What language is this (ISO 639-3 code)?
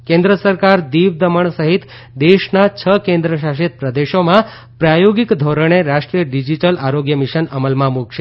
guj